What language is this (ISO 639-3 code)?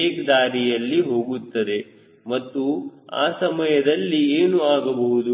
kan